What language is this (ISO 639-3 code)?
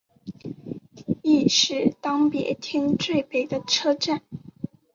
zho